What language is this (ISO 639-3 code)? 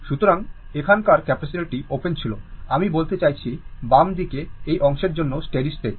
ben